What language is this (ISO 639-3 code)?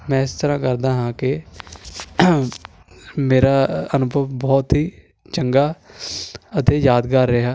pan